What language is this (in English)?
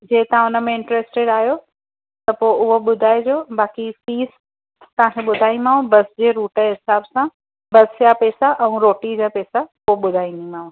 Sindhi